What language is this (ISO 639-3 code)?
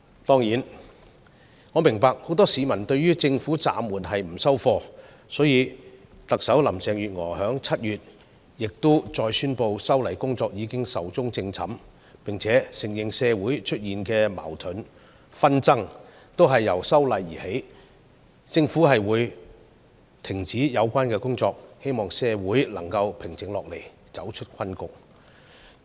yue